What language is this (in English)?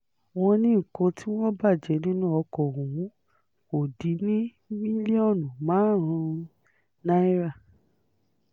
Yoruba